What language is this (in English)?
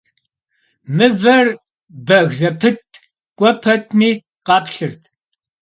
Kabardian